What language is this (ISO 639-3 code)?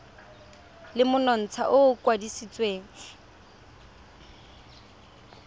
tsn